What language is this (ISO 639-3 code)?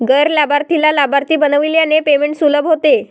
mar